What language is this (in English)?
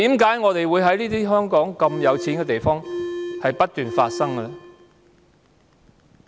Cantonese